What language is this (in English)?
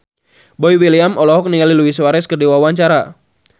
Sundanese